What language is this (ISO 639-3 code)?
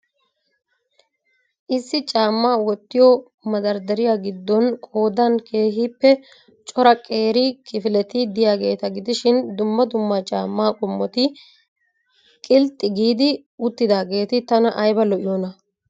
wal